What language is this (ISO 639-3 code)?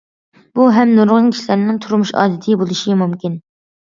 uig